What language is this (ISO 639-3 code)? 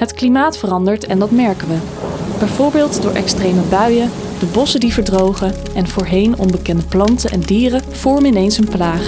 nld